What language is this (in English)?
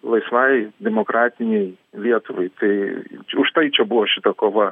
Lithuanian